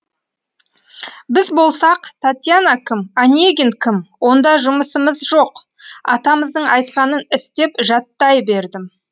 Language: Kazakh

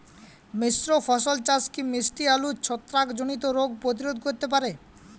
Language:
Bangla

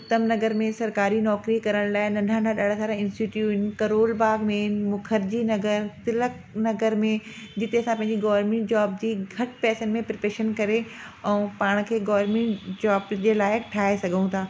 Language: Sindhi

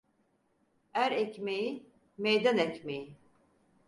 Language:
Turkish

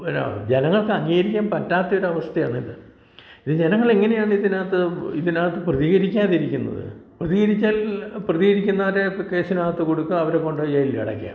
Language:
Malayalam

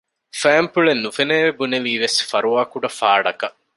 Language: Divehi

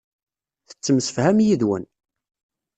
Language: Kabyle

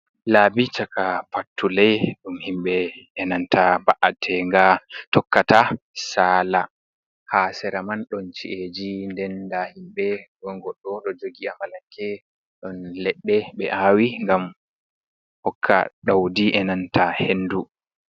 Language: Fula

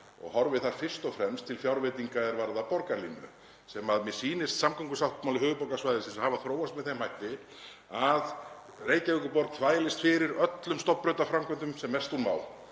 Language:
Icelandic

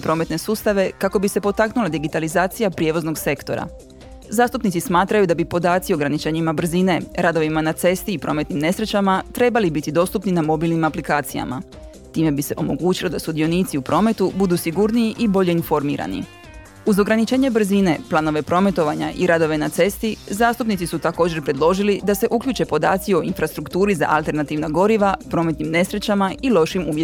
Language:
Croatian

